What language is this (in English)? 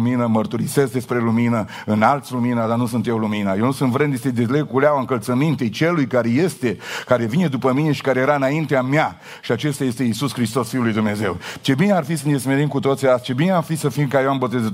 Romanian